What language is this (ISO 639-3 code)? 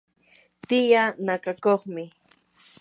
qur